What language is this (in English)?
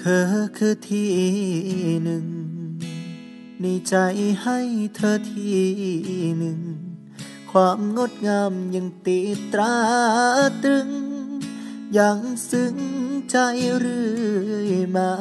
Thai